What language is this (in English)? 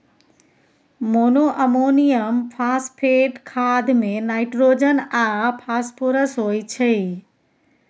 Maithili